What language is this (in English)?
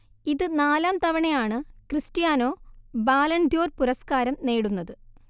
Malayalam